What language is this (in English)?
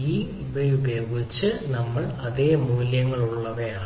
Malayalam